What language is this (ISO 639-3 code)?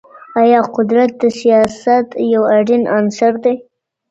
pus